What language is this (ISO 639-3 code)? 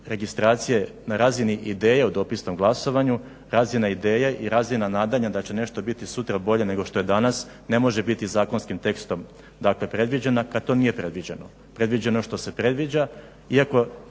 hrv